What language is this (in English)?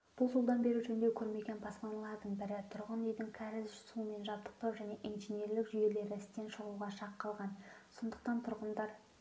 Kazakh